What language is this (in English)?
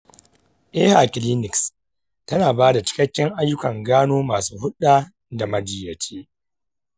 Hausa